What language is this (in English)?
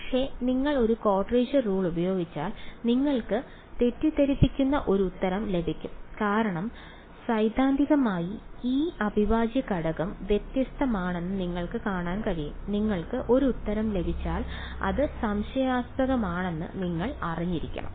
Malayalam